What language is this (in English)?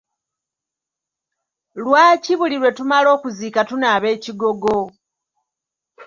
Ganda